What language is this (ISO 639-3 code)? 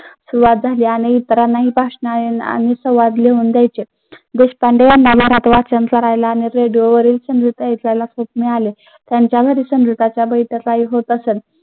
mar